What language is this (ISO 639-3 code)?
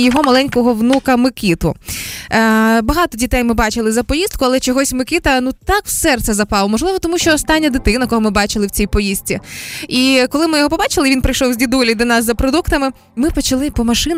ukr